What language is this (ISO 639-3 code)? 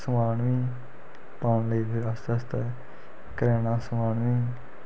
doi